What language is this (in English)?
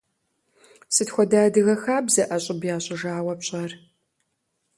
Kabardian